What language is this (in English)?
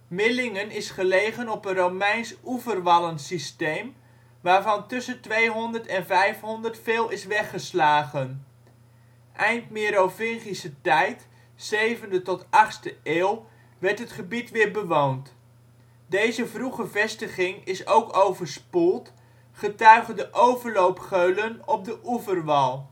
Dutch